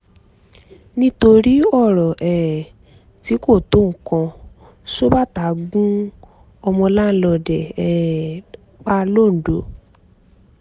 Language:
Yoruba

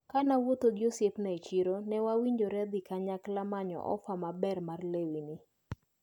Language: Luo (Kenya and Tanzania)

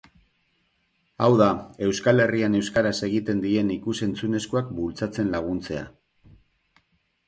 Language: Basque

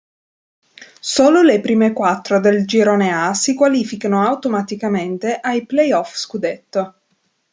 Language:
Italian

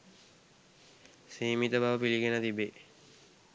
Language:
Sinhala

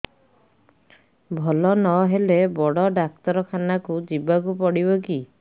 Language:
Odia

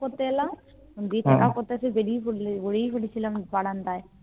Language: Bangla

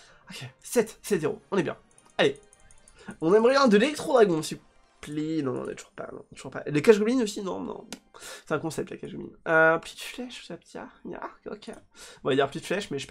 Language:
French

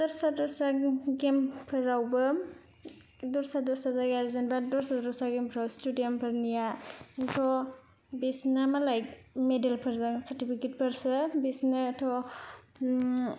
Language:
Bodo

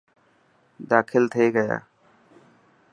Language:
Dhatki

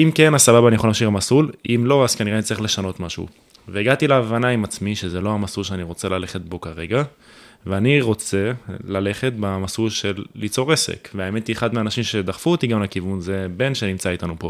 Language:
Hebrew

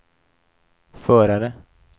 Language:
Swedish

